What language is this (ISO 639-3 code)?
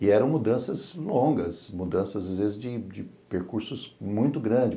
por